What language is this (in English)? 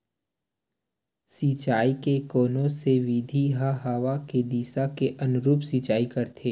Chhattisgarhi